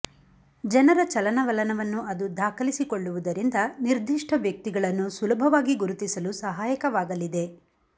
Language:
Kannada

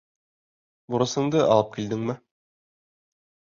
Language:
Bashkir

